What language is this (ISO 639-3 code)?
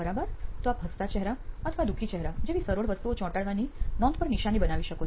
guj